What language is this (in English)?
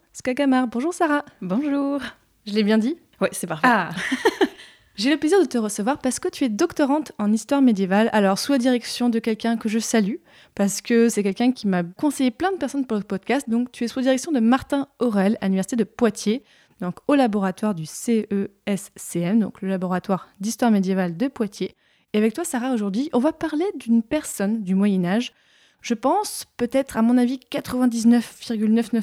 French